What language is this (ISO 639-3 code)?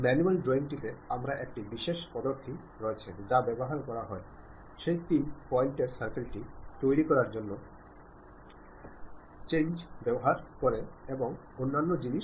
ben